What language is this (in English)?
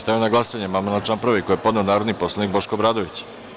Serbian